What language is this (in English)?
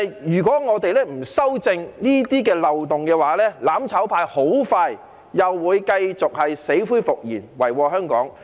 Cantonese